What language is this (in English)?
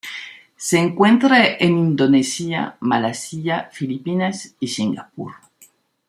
Spanish